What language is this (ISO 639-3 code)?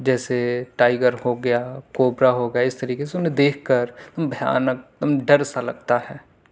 urd